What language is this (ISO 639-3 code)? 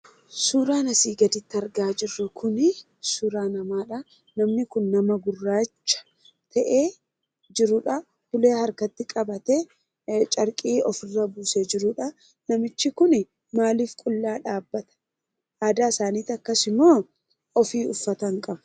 orm